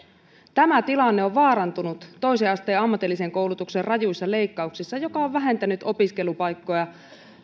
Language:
Finnish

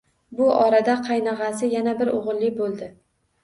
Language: Uzbek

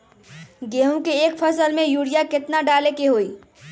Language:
Magahi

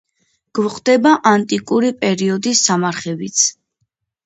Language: Georgian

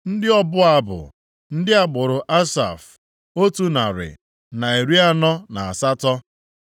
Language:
Igbo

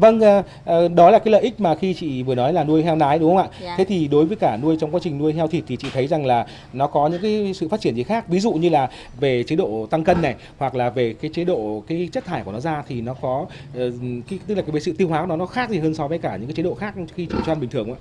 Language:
Vietnamese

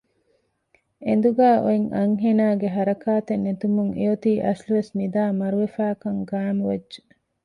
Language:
Divehi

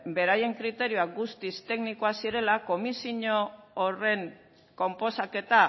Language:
Basque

